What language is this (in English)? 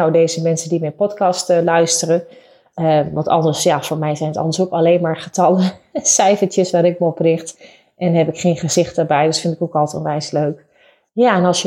Dutch